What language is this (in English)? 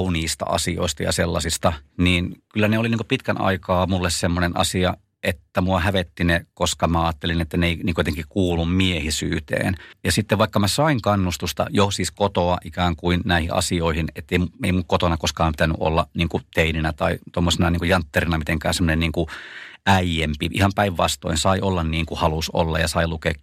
Finnish